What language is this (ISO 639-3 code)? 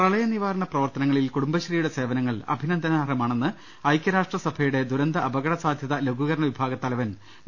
mal